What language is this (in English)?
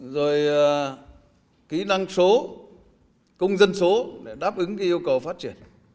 Vietnamese